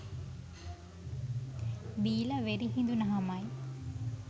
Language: Sinhala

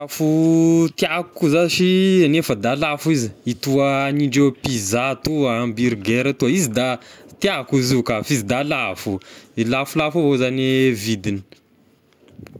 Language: Tesaka Malagasy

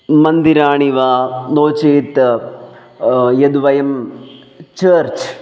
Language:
Sanskrit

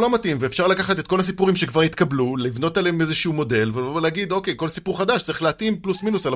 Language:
Hebrew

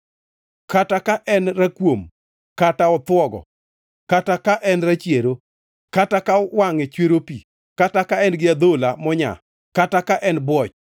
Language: Luo (Kenya and Tanzania)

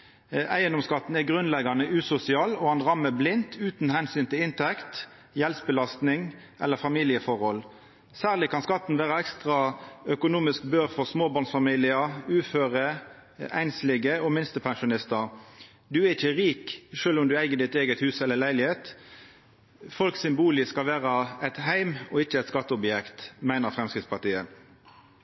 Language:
Norwegian Nynorsk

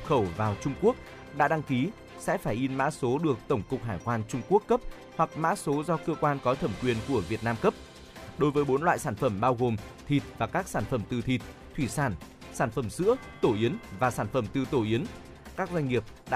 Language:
Vietnamese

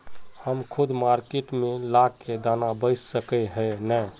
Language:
Magahi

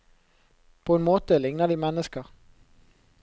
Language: Norwegian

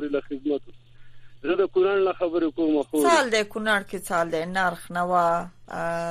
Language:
Persian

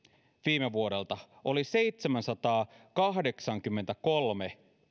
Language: Finnish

